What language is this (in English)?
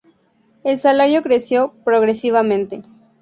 Spanish